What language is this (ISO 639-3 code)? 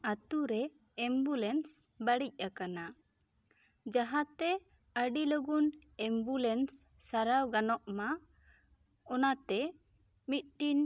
sat